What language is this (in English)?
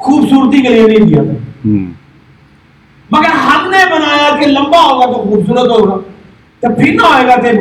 Urdu